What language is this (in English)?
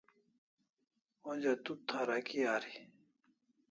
Kalasha